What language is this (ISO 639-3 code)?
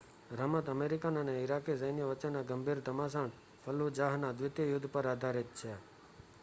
guj